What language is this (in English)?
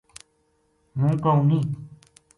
Gujari